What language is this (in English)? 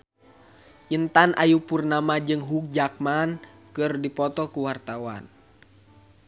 Sundanese